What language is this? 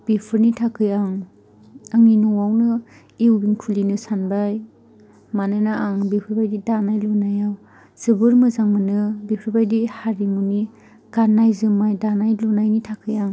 Bodo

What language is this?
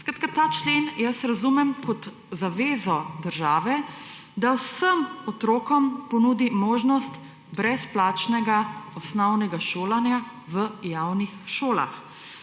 Slovenian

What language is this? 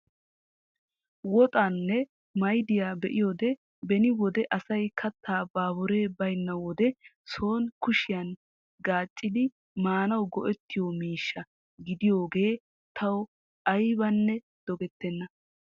Wolaytta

